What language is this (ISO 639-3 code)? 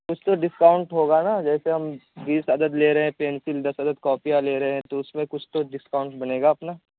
urd